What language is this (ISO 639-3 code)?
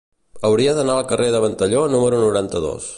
cat